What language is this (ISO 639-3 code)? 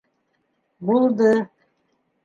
bak